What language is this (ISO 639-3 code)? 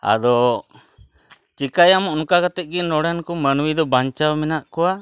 sat